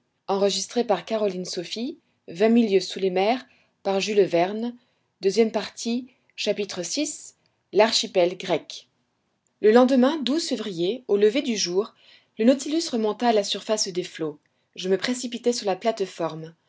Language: French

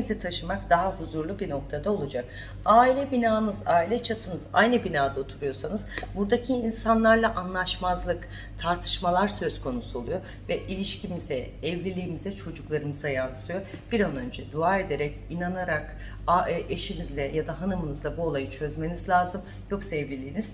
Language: Turkish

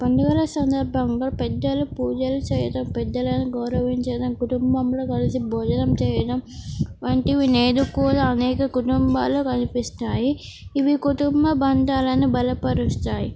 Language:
Telugu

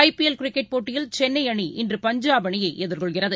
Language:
Tamil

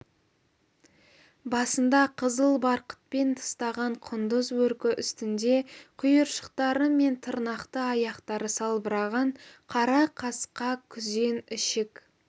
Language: Kazakh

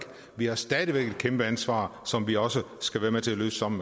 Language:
Danish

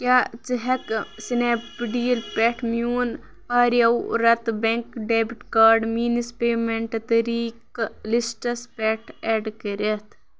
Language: Kashmiri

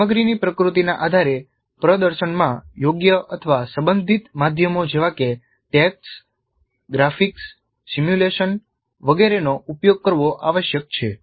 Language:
Gujarati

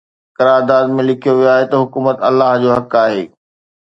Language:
Sindhi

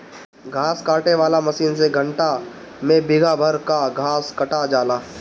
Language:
Bhojpuri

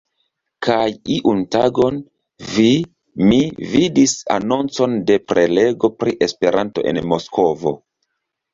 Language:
Esperanto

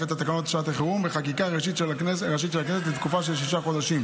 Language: Hebrew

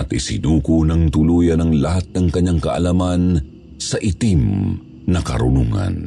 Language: Filipino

